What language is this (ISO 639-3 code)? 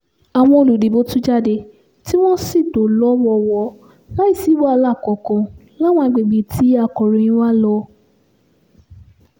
yor